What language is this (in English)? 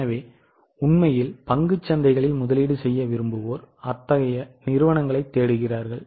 Tamil